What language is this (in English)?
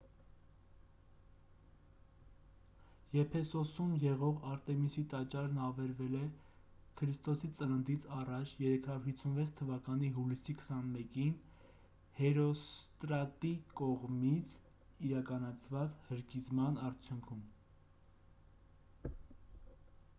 Armenian